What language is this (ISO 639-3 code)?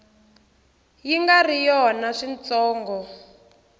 tso